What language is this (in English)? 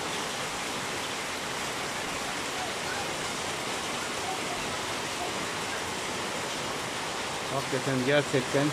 Turkish